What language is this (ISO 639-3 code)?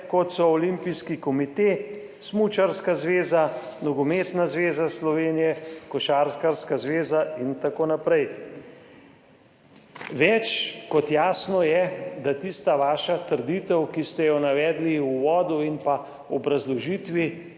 slv